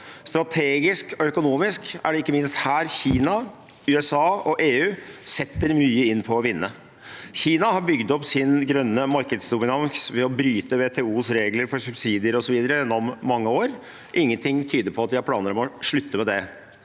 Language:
Norwegian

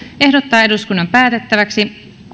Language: Finnish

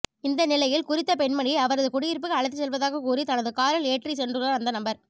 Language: Tamil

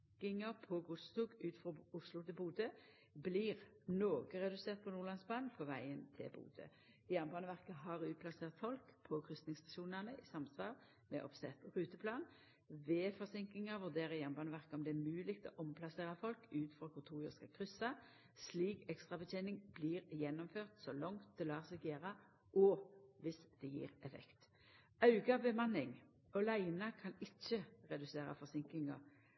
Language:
Norwegian Nynorsk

